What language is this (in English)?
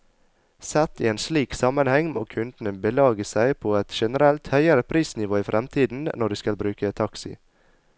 Norwegian